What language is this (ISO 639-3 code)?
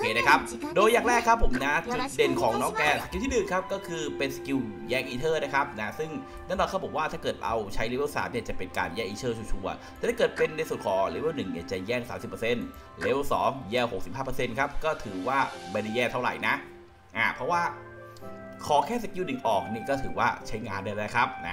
tha